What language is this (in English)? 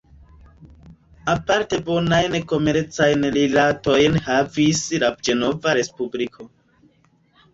Esperanto